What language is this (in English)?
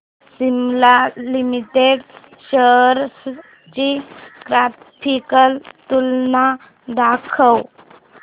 Marathi